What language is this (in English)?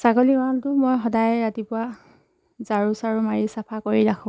Assamese